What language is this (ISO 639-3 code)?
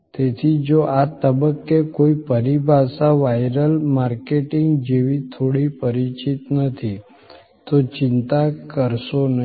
guj